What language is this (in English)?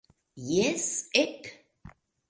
Esperanto